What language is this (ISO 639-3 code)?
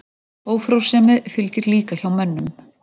isl